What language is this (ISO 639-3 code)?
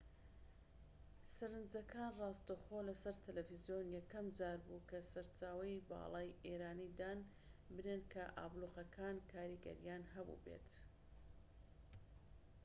ckb